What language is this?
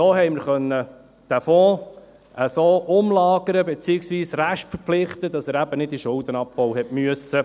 Swiss German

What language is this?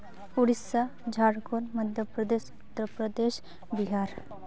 Santali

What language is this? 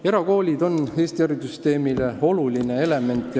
Estonian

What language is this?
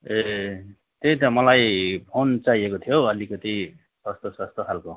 Nepali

